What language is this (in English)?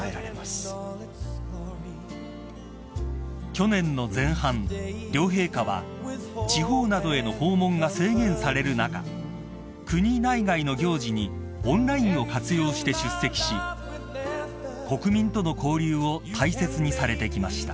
Japanese